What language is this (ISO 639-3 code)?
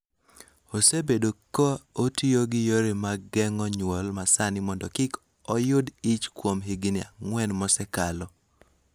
luo